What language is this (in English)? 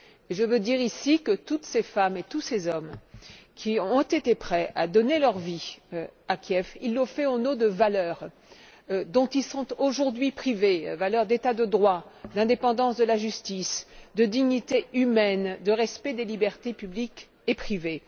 French